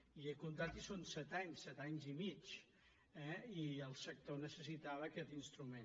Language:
Catalan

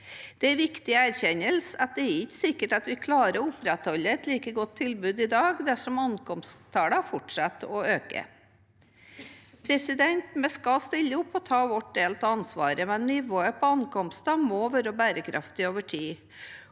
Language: Norwegian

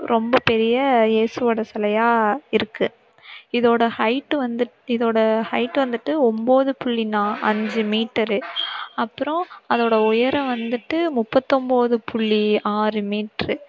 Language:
Tamil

